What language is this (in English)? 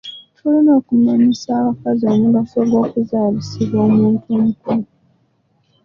Ganda